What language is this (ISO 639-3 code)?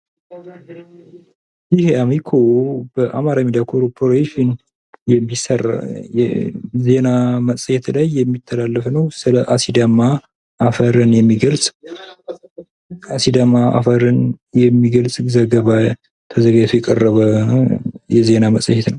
amh